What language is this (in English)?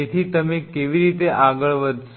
Gujarati